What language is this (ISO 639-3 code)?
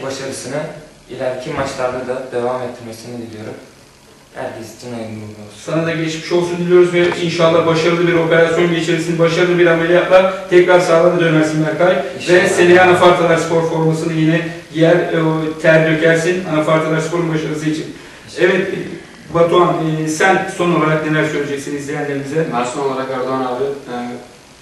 tur